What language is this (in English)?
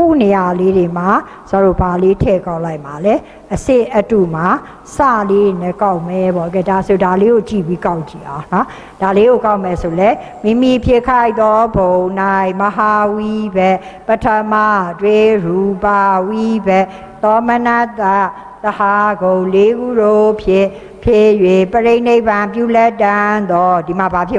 Thai